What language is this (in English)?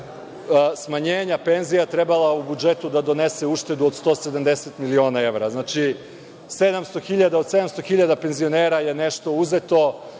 Serbian